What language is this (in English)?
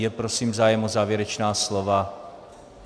Czech